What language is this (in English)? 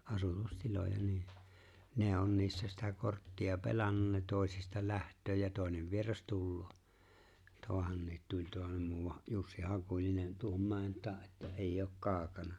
Finnish